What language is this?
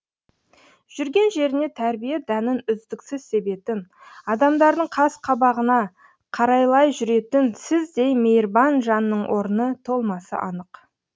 Kazakh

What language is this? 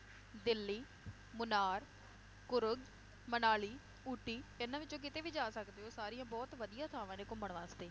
Punjabi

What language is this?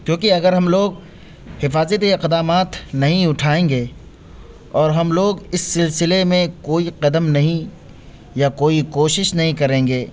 Urdu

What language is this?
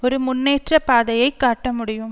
Tamil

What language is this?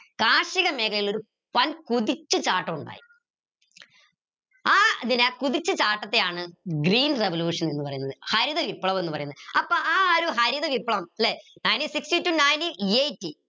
Malayalam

